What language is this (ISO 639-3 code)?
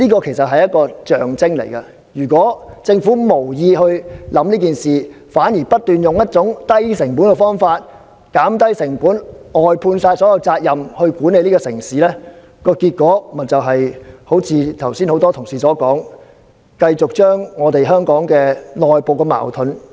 yue